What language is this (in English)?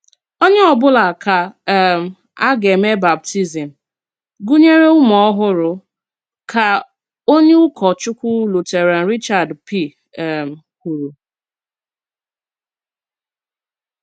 Igbo